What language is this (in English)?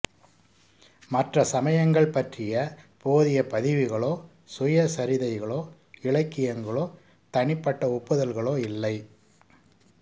Tamil